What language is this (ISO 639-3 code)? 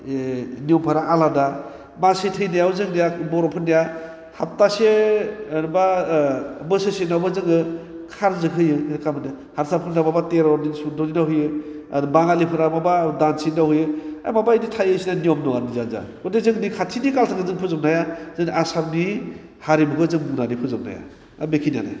brx